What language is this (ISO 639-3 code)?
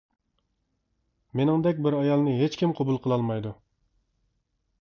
uig